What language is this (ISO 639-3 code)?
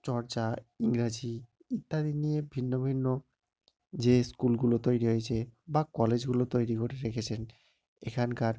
ben